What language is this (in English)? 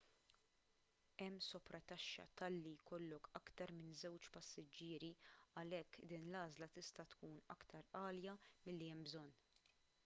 Maltese